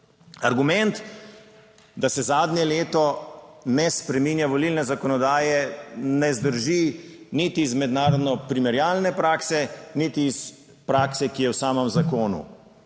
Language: Slovenian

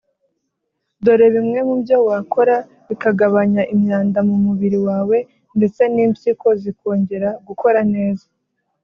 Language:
Kinyarwanda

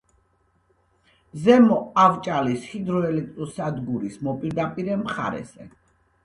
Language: Georgian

